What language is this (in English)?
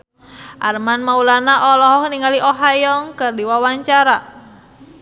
Sundanese